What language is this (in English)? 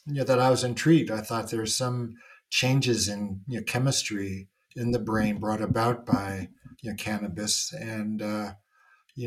English